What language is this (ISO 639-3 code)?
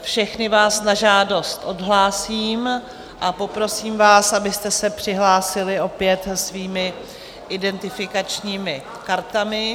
ces